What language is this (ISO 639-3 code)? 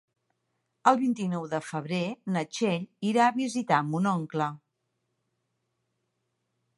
cat